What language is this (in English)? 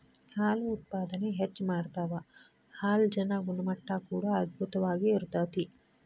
Kannada